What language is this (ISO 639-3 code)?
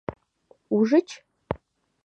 chm